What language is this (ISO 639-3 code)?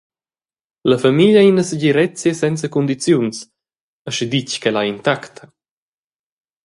roh